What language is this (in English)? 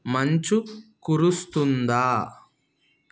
Telugu